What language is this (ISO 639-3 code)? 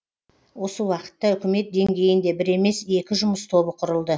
kaz